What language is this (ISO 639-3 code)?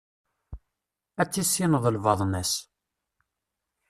kab